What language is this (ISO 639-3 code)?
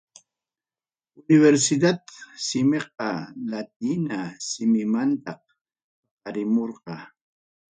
quy